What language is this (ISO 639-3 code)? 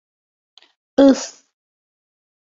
bak